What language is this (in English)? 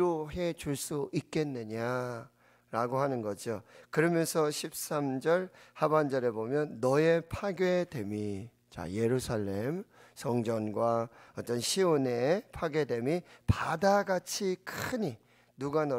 Korean